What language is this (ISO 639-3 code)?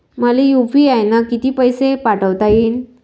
mar